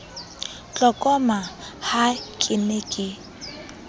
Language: Southern Sotho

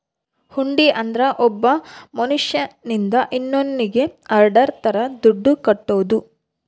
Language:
Kannada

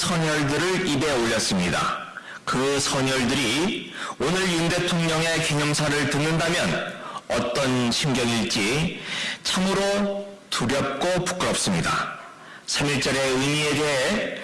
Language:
Korean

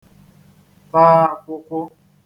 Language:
Igbo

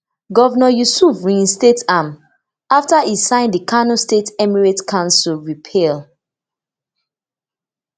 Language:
Nigerian Pidgin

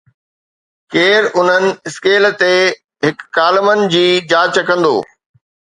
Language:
Sindhi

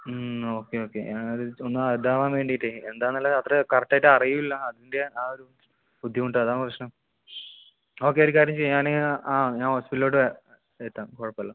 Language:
Malayalam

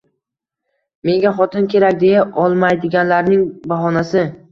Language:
Uzbek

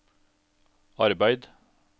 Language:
Norwegian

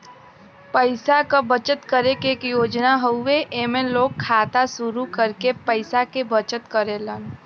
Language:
Bhojpuri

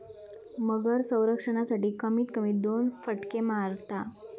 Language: Marathi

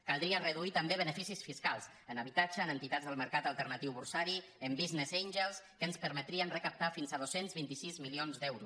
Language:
Catalan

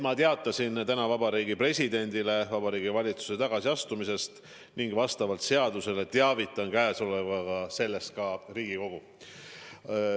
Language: Estonian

